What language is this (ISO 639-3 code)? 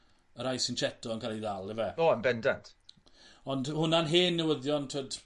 cym